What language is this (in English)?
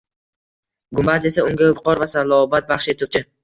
Uzbek